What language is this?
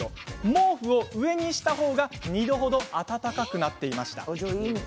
Japanese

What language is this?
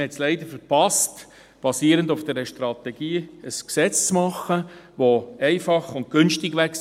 Swiss German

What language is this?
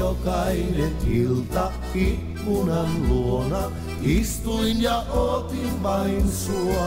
Finnish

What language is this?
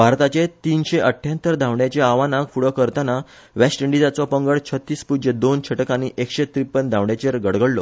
Konkani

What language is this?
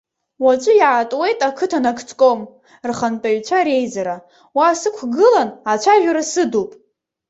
Abkhazian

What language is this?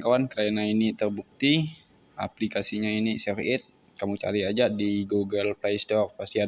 Indonesian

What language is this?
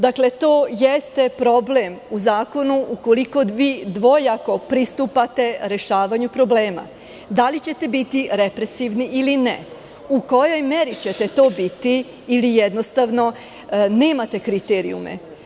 Serbian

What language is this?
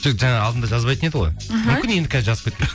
Kazakh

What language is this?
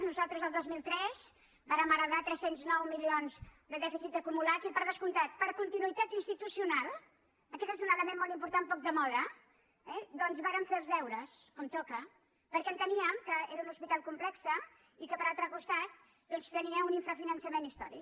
Catalan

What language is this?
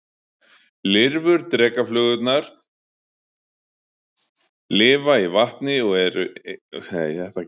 Icelandic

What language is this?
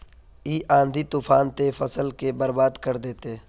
Magahi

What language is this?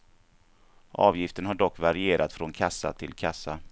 Swedish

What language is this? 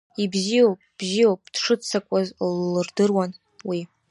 Abkhazian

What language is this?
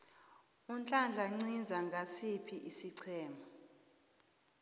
South Ndebele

